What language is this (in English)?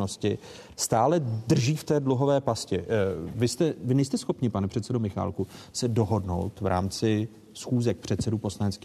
Czech